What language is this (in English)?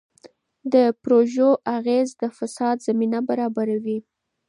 Pashto